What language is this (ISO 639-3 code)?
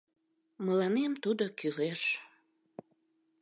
chm